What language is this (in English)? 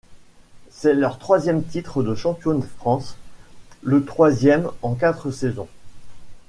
French